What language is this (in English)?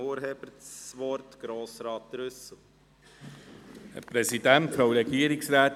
Swiss German